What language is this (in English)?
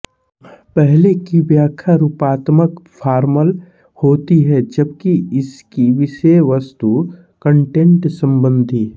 Hindi